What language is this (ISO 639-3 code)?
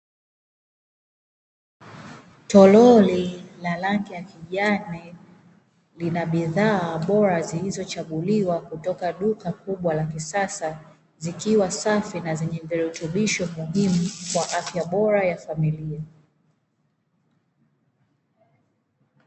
swa